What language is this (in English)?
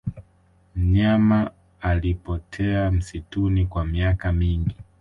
Swahili